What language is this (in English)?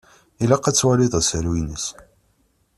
Kabyle